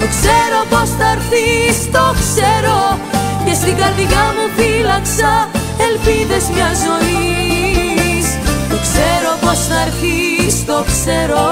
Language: Greek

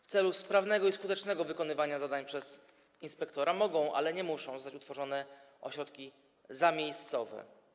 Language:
Polish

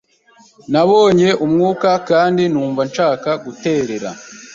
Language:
Kinyarwanda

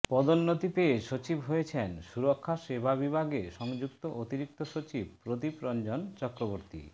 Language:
Bangla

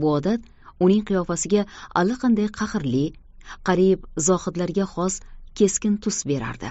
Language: Turkish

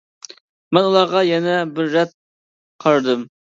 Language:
Uyghur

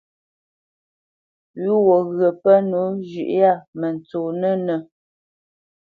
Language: Bamenyam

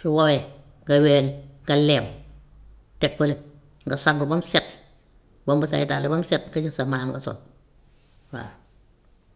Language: Gambian Wolof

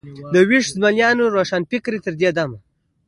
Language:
Pashto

